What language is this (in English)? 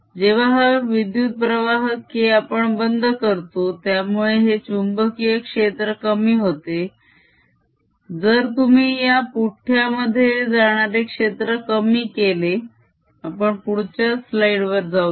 Marathi